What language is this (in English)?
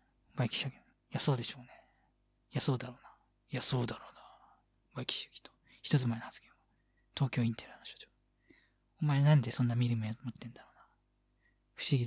Japanese